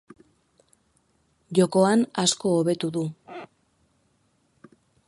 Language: Basque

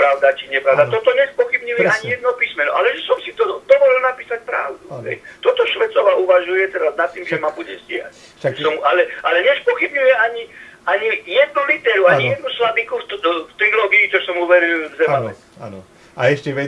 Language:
Slovak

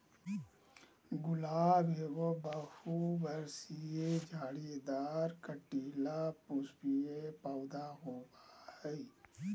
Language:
Magahi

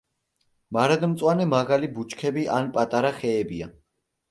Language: Georgian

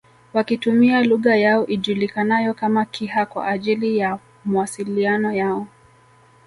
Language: Swahili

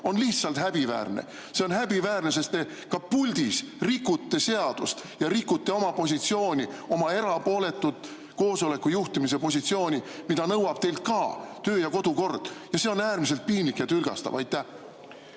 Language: Estonian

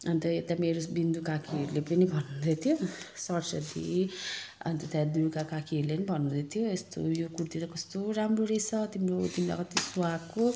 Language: Nepali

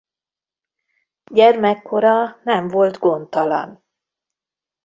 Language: Hungarian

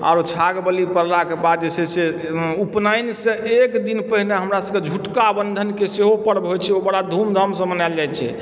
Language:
Maithili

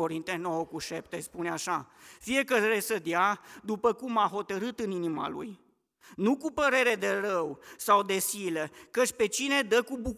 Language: Romanian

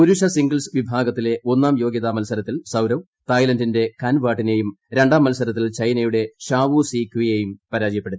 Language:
Malayalam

